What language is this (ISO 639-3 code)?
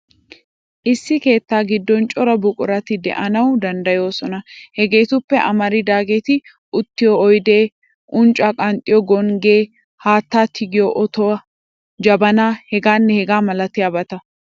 wal